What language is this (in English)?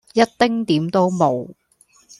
Cantonese